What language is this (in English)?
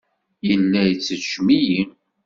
Kabyle